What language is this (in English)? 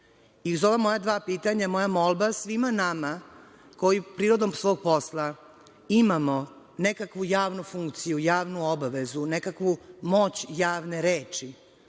Serbian